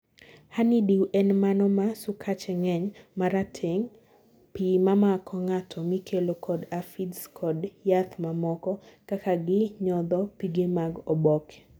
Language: Luo (Kenya and Tanzania)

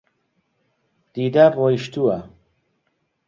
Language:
Central Kurdish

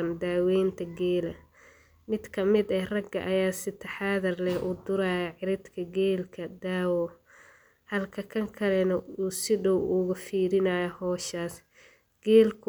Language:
Somali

